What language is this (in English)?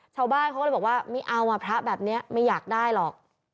Thai